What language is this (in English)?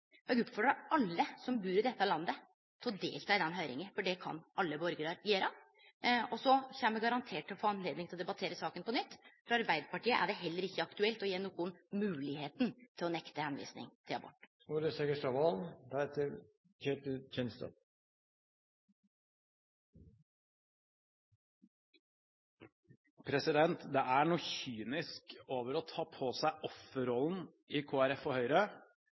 Norwegian